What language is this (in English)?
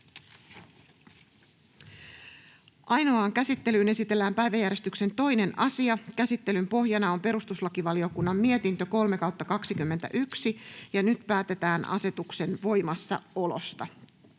Finnish